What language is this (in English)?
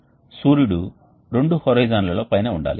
Telugu